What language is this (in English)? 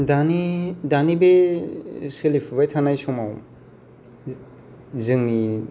Bodo